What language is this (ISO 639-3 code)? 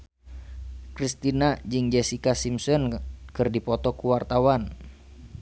sun